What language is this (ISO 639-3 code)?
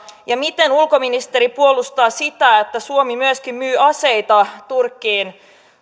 fin